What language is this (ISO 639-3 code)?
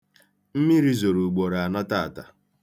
ibo